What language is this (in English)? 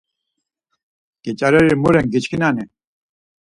Laz